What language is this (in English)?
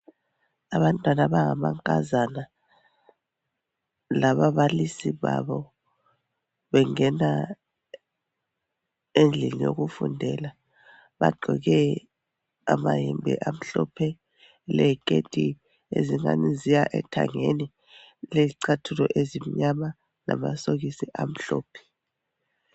North Ndebele